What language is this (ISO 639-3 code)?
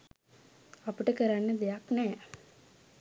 sin